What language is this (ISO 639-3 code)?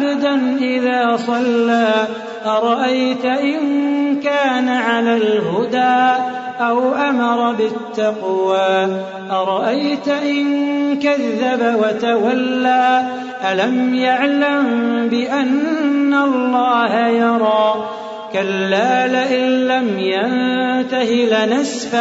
ara